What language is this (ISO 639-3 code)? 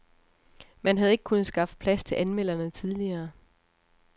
dan